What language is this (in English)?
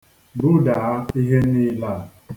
Igbo